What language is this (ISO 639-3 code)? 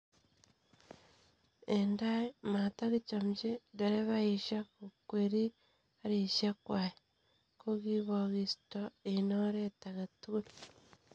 kln